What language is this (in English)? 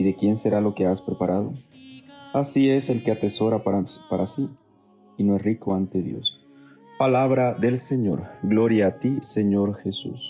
Spanish